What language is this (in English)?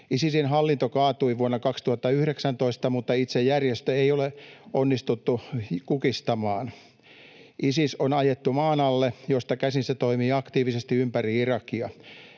Finnish